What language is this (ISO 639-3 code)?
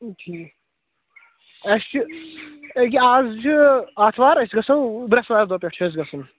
kas